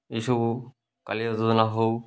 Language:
Odia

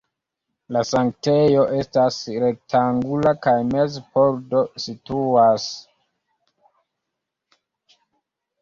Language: Esperanto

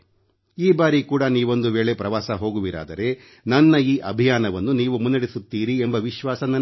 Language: Kannada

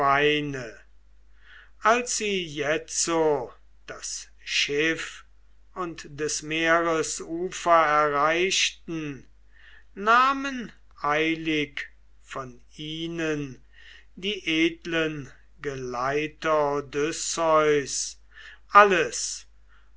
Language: German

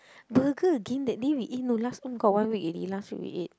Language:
English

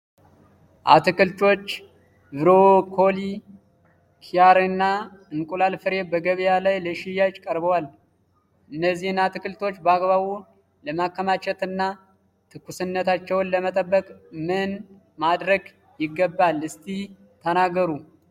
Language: Amharic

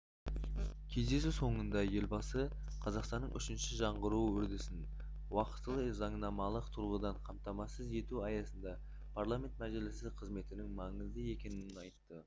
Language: Kazakh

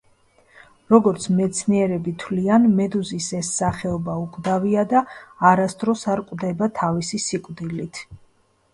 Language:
Georgian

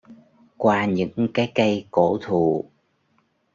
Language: Vietnamese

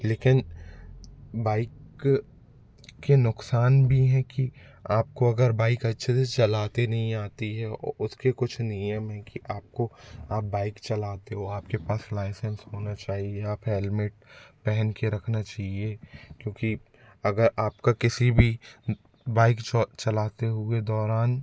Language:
Hindi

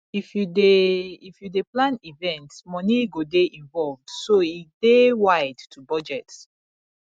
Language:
Nigerian Pidgin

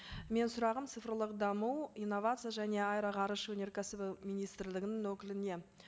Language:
Kazakh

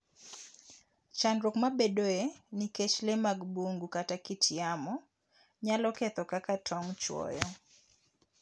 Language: Luo (Kenya and Tanzania)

